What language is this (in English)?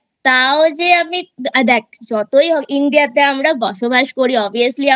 Bangla